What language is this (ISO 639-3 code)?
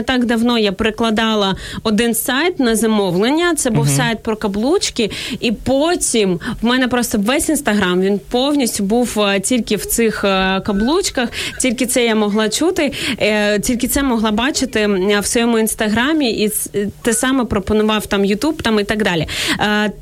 ukr